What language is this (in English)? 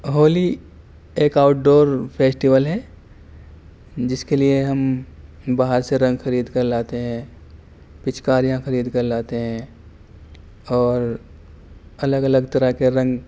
Urdu